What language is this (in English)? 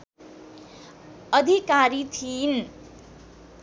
Nepali